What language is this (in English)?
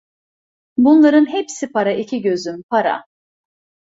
Turkish